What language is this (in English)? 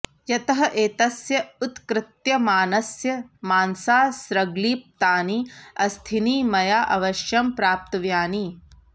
Sanskrit